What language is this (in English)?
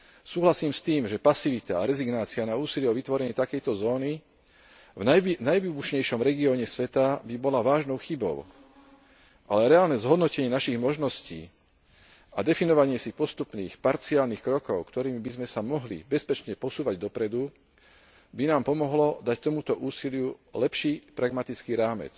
Slovak